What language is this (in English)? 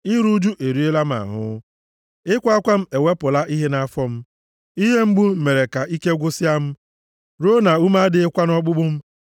Igbo